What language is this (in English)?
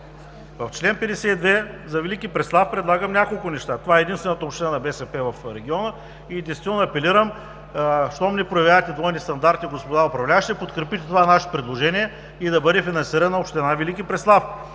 Bulgarian